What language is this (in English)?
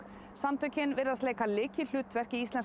Icelandic